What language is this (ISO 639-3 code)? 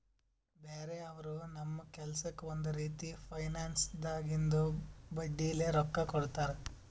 kan